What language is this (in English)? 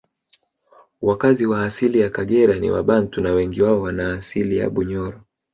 Swahili